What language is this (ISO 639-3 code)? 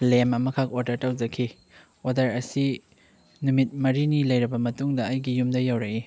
mni